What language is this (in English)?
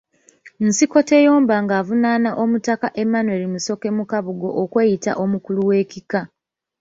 Ganda